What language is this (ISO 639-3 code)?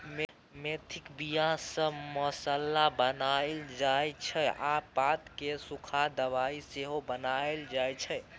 mai